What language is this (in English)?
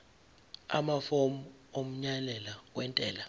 Zulu